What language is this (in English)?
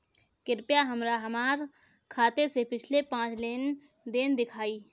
Bhojpuri